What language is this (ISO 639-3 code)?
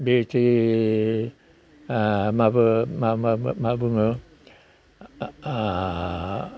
brx